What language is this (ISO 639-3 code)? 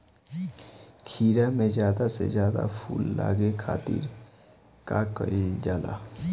bho